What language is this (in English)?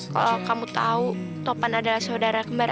Indonesian